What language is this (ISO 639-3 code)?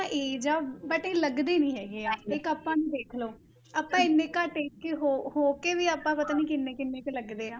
pan